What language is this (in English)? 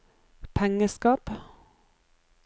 Norwegian